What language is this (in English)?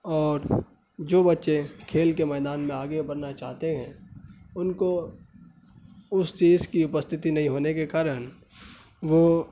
Urdu